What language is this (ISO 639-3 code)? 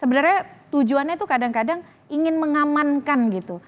ind